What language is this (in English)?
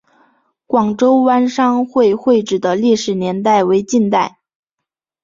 Chinese